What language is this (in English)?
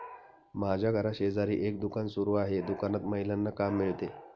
Marathi